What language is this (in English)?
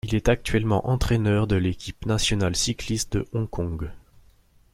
French